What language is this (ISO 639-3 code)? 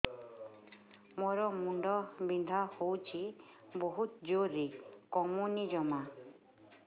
ori